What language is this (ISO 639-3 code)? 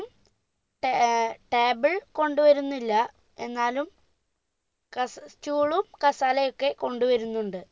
mal